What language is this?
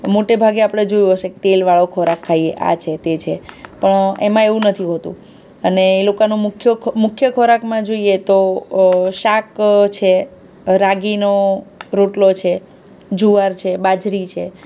Gujarati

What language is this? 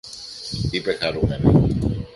Greek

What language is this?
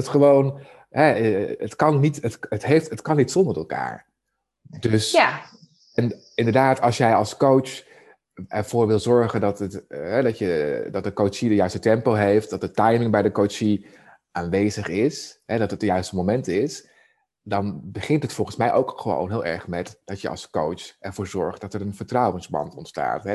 Dutch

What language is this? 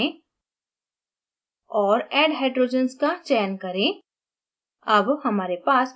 Hindi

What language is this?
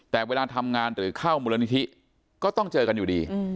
Thai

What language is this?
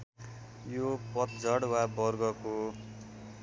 Nepali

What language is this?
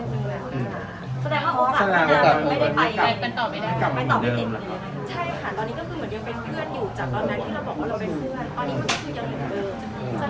Thai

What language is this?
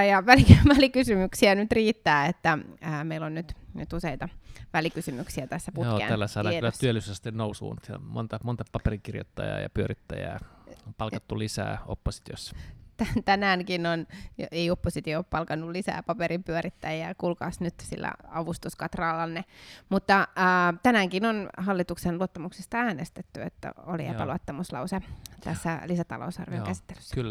Finnish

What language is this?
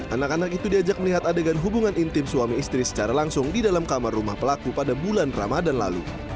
Indonesian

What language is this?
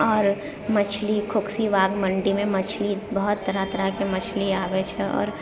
Maithili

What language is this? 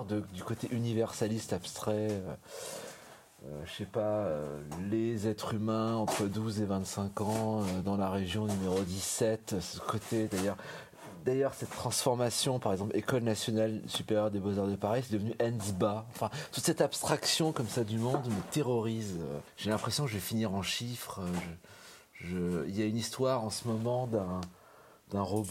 French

